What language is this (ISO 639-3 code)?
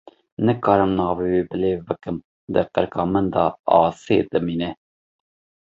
kur